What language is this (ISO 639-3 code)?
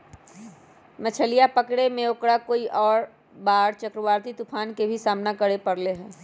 mag